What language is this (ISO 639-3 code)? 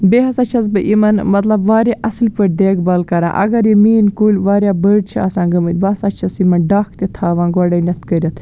kas